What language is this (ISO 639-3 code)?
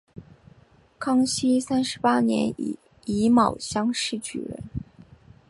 zho